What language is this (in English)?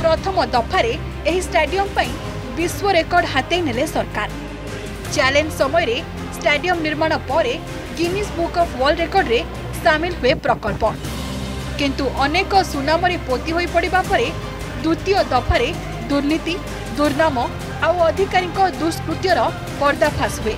Hindi